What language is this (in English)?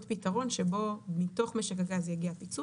Hebrew